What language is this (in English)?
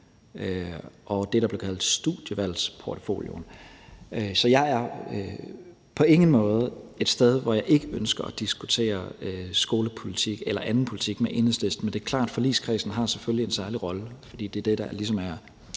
Danish